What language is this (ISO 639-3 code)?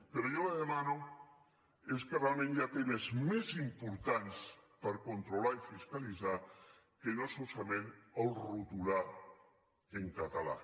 cat